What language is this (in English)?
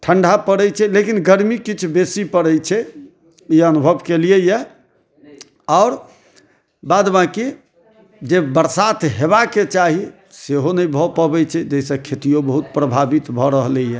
Maithili